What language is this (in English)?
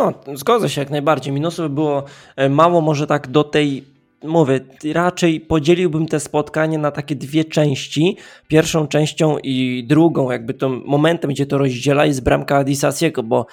Polish